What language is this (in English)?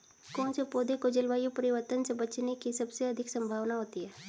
Hindi